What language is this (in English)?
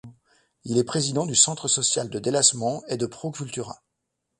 French